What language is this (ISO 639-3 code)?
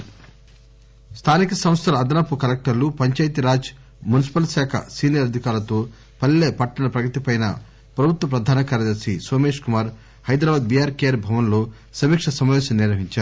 tel